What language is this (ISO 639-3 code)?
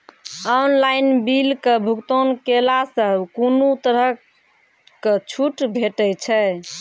mai